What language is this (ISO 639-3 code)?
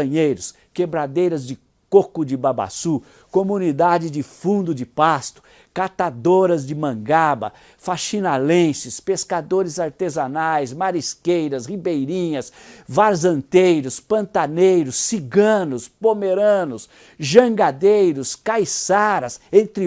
por